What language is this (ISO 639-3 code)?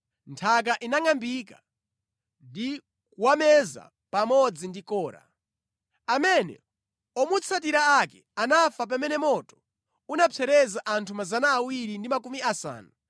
nya